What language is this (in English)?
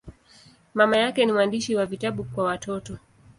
Swahili